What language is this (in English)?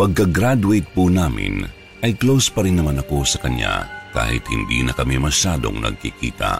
Filipino